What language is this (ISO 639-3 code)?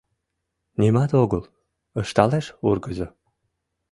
chm